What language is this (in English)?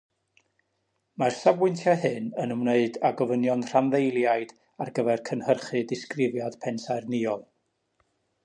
Welsh